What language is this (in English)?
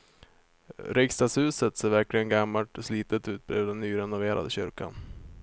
Swedish